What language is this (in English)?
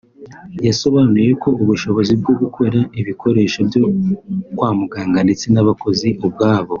Kinyarwanda